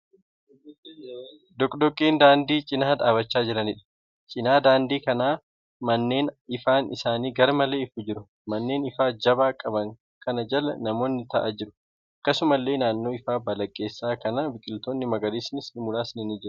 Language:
Oromo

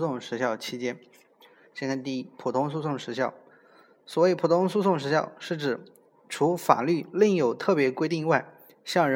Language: Chinese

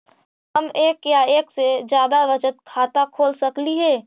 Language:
Magahi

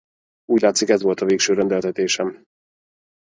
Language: Hungarian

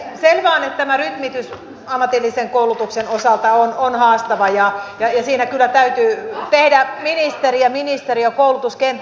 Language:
Finnish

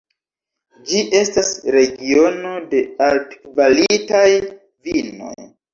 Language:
Esperanto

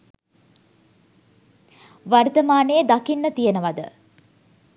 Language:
Sinhala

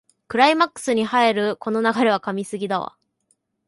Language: Japanese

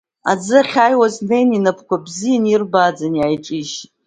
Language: Abkhazian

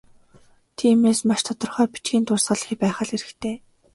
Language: Mongolian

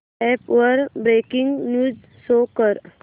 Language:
Marathi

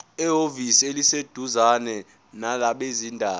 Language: Zulu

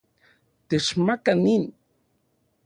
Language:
Central Puebla Nahuatl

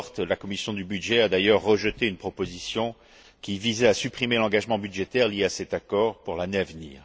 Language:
French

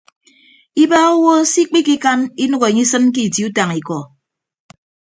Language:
Ibibio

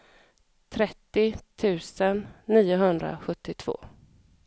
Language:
Swedish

